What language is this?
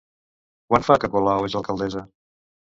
Catalan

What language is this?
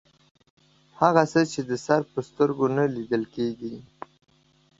Pashto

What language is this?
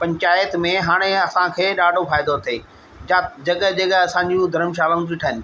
Sindhi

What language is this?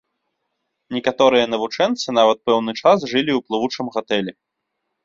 Belarusian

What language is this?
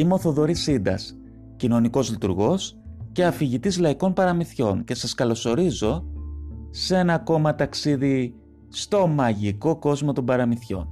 Greek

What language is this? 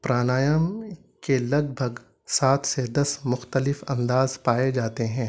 Urdu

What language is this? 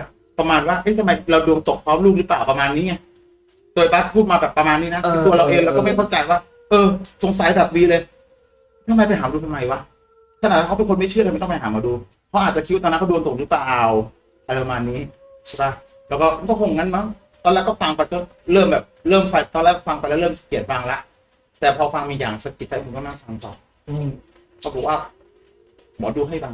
Thai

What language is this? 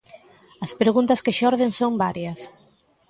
Galician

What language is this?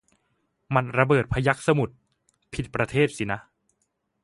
Thai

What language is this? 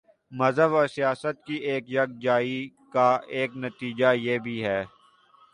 Urdu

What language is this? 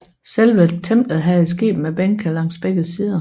Danish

